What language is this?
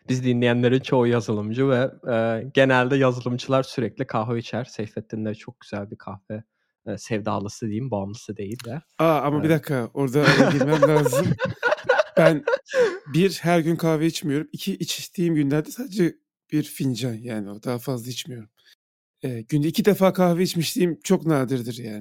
Turkish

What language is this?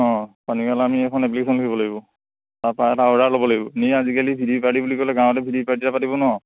Assamese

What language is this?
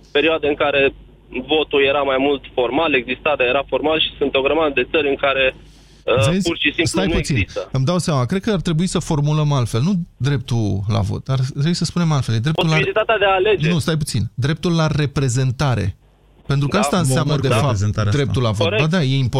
Romanian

